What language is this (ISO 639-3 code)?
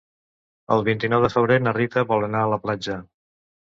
cat